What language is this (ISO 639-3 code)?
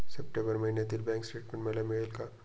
mar